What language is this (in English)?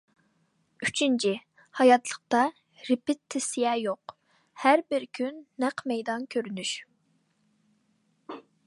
Uyghur